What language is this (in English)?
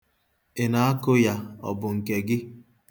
Igbo